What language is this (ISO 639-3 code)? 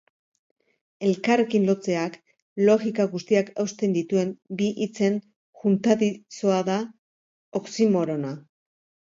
eus